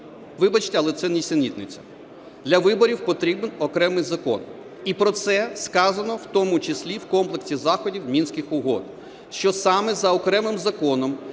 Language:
Ukrainian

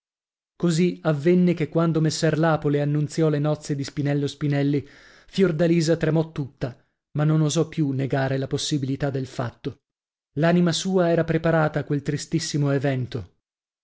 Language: Italian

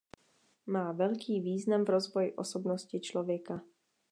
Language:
Czech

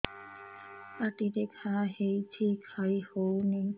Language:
Odia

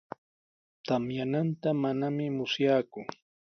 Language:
Sihuas Ancash Quechua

